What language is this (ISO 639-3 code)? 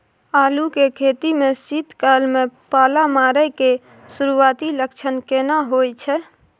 mai